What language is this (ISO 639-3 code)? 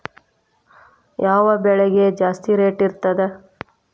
kan